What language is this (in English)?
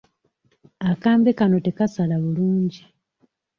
Ganda